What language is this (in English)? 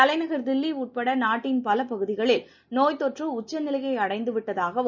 Tamil